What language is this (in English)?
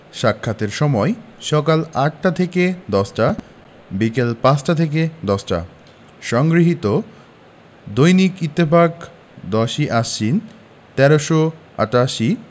Bangla